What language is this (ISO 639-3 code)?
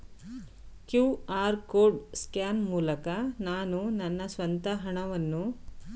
kan